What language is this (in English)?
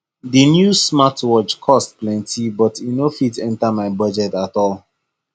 Nigerian Pidgin